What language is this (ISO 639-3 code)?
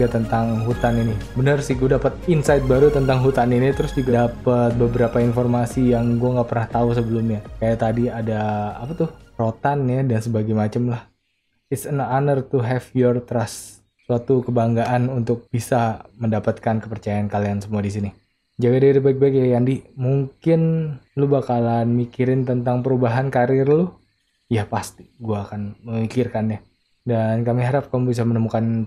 ind